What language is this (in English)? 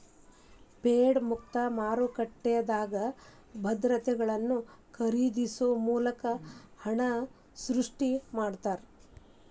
Kannada